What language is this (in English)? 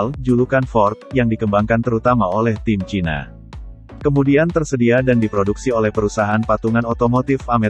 Indonesian